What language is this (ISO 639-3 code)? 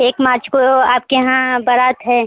hin